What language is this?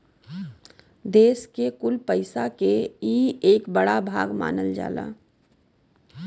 Bhojpuri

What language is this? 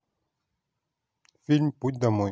Russian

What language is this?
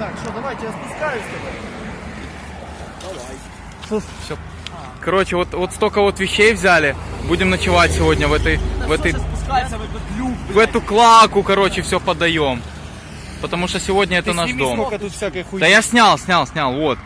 Russian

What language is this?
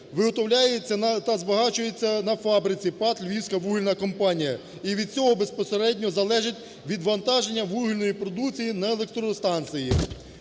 Ukrainian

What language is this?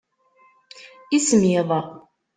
Kabyle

